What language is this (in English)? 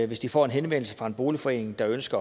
Danish